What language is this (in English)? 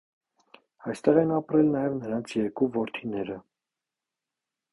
Armenian